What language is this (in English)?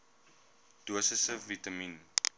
Afrikaans